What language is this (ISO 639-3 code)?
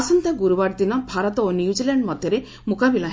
ori